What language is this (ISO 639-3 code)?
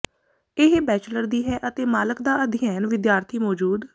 pan